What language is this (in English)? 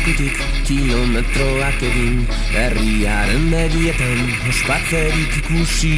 Hungarian